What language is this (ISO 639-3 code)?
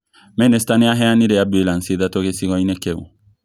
kik